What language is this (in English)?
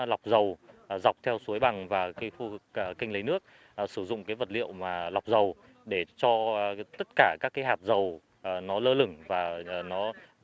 Vietnamese